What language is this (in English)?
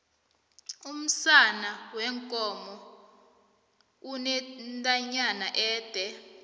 South Ndebele